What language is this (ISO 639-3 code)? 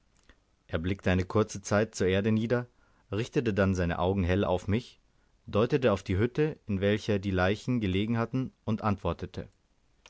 deu